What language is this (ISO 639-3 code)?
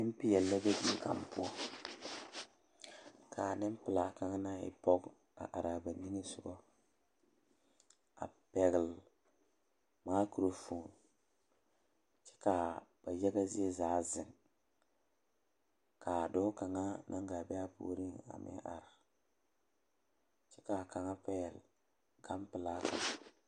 dga